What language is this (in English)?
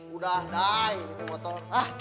Indonesian